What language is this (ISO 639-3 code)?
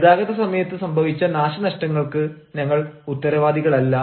mal